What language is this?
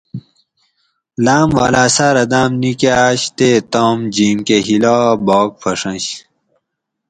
Gawri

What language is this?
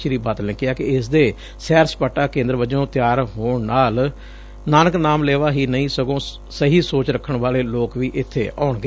Punjabi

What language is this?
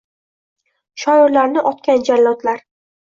Uzbek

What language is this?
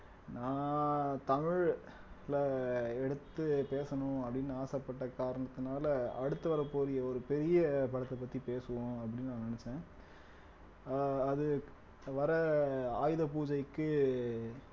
Tamil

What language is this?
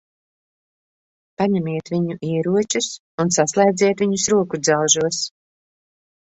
Latvian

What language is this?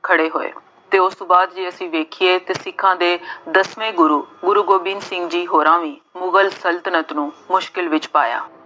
Punjabi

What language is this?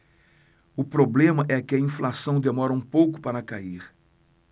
Portuguese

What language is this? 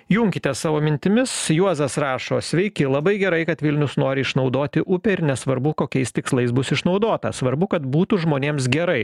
Lithuanian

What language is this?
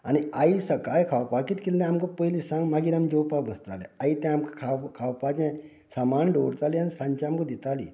Konkani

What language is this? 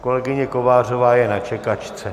Czech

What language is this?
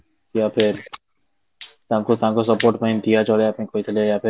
Odia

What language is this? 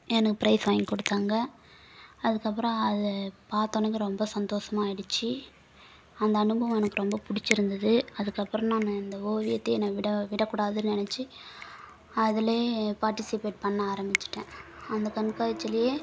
Tamil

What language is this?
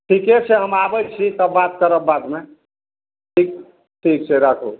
Maithili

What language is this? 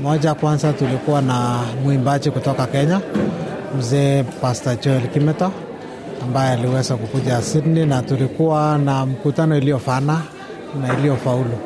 Swahili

